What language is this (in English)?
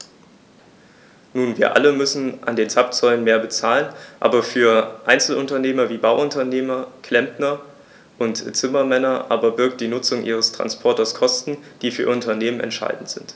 German